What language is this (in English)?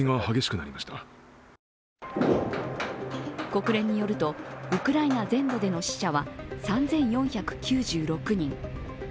Japanese